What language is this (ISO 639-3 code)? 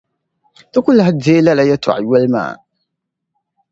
dag